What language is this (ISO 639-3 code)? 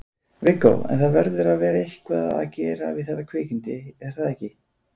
isl